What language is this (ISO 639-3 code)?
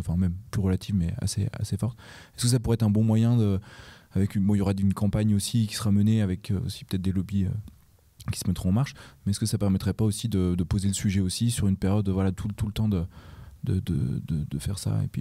fra